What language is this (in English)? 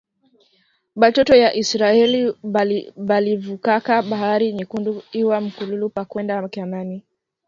Swahili